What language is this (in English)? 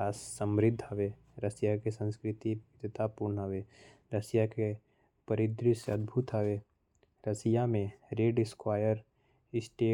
Korwa